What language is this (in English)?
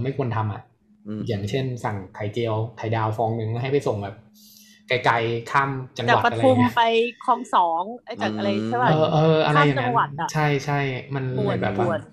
Thai